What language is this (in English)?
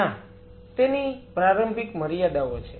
Gujarati